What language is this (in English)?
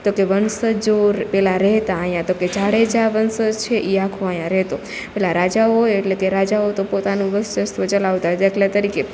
Gujarati